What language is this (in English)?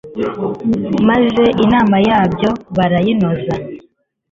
Kinyarwanda